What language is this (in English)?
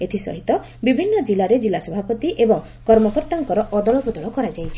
Odia